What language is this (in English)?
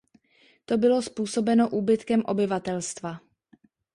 Czech